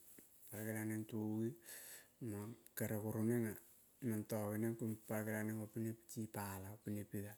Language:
Kol (Papua New Guinea)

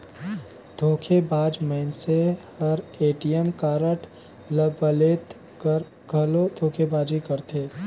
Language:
Chhattisgarhi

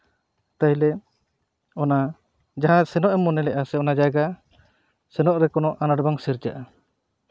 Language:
Santali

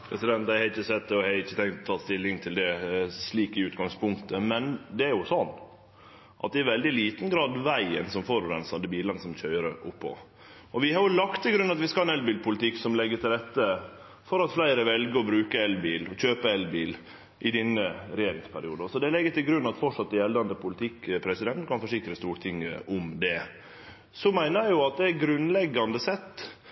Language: Norwegian Nynorsk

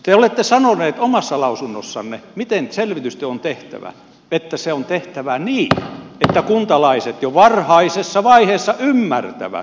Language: Finnish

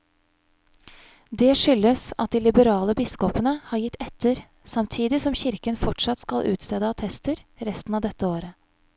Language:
Norwegian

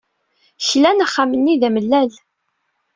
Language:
Kabyle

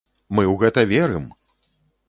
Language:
Belarusian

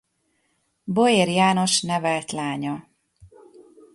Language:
Hungarian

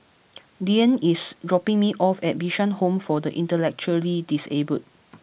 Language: English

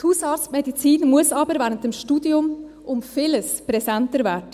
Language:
Swiss German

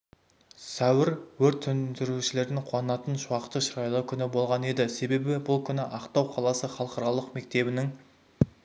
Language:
Kazakh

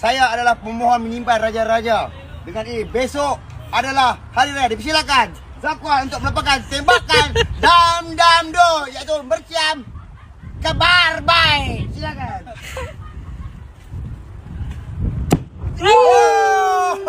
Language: Malay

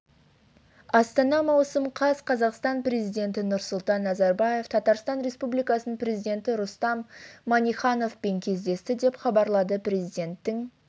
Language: Kazakh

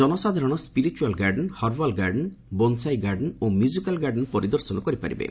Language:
Odia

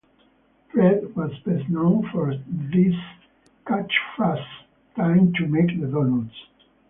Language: English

